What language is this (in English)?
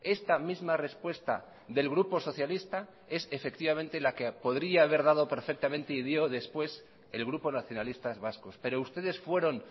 Spanish